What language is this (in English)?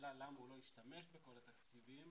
Hebrew